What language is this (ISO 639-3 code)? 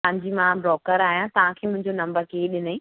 snd